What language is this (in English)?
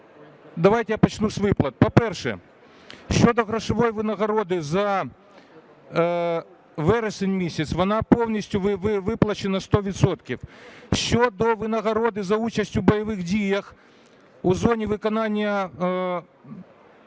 Ukrainian